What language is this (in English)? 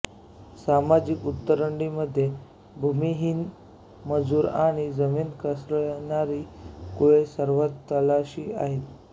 Marathi